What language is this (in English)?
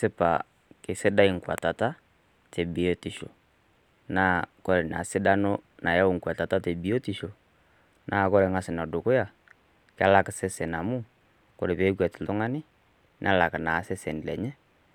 Masai